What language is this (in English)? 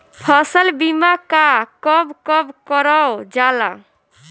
Bhojpuri